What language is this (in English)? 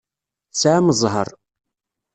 Kabyle